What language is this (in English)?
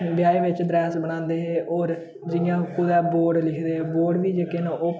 Dogri